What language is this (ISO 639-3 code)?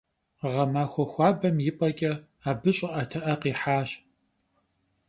kbd